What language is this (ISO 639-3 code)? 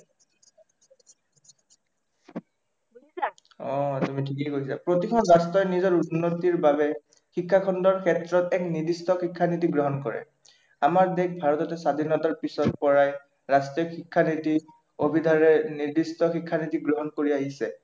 asm